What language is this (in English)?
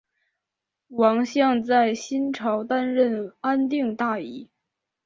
Chinese